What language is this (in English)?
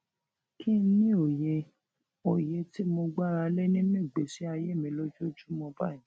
Yoruba